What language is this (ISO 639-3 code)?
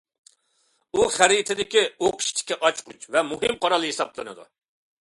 uig